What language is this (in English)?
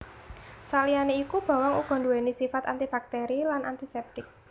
Javanese